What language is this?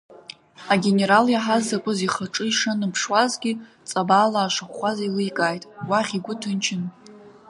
Abkhazian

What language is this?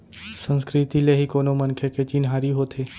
Chhattisgarhi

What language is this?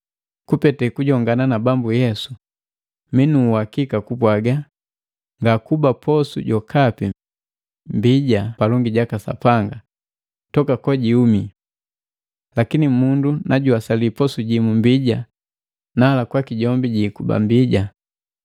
Matengo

